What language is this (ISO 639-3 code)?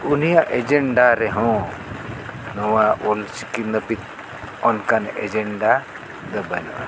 sat